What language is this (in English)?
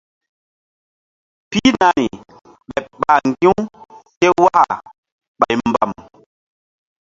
Mbum